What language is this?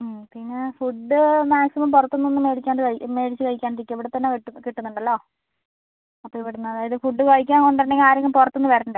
Malayalam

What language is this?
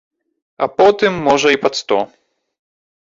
Belarusian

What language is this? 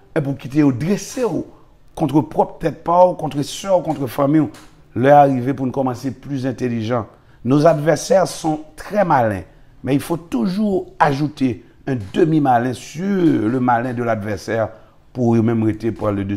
French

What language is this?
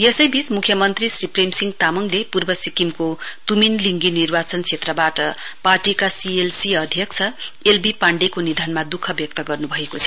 Nepali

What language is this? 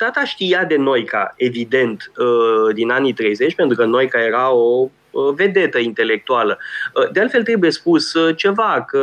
Romanian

